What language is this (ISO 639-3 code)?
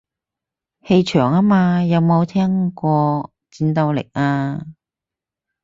yue